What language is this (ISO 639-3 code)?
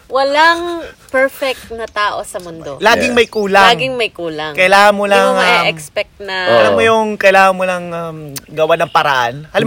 fil